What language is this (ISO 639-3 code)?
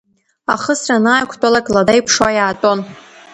abk